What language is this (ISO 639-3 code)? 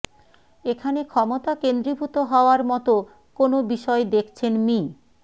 ben